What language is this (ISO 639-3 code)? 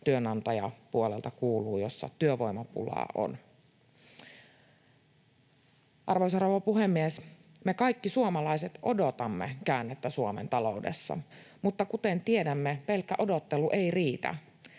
fin